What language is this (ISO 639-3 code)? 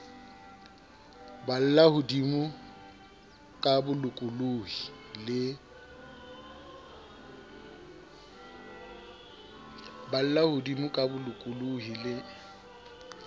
sot